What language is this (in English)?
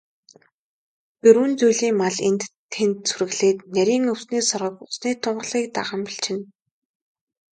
Mongolian